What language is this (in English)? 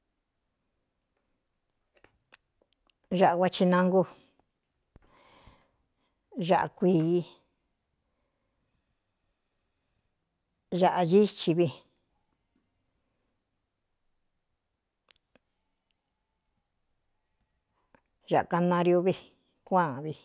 Cuyamecalco Mixtec